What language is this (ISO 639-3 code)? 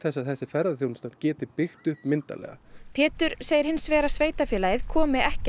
isl